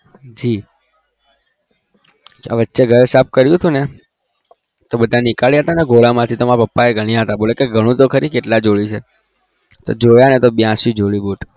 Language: Gujarati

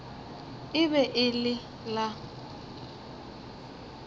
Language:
Northern Sotho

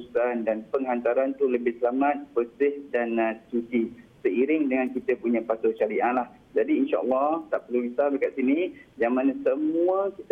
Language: Malay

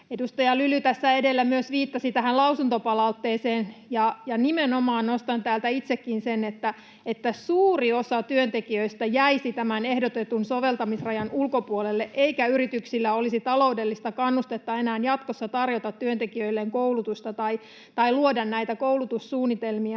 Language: Finnish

